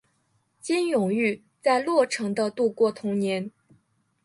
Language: Chinese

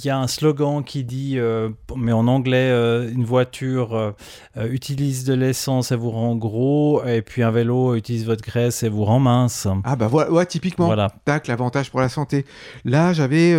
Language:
French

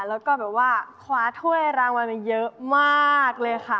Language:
Thai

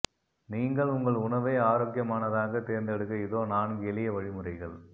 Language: Tamil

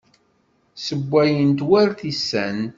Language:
Kabyle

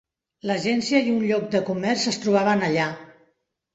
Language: Catalan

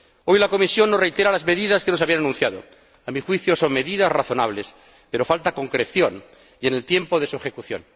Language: Spanish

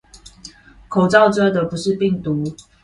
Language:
Chinese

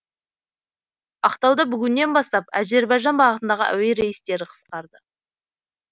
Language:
Kazakh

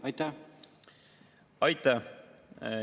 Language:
Estonian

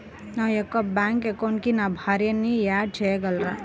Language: Telugu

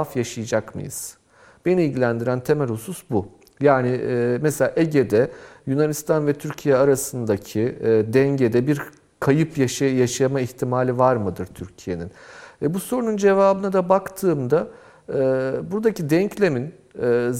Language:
Turkish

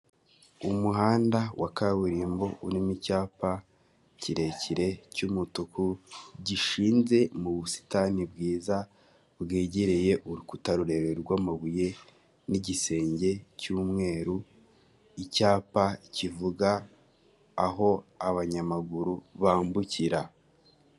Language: Kinyarwanda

